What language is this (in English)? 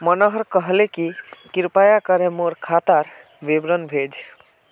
Magahi